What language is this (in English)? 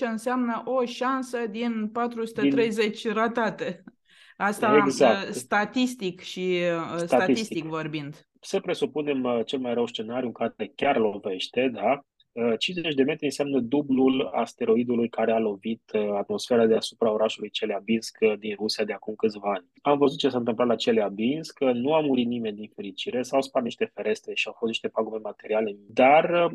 Romanian